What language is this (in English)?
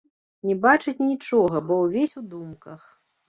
Belarusian